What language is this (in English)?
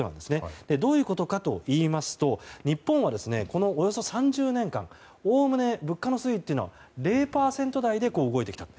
Japanese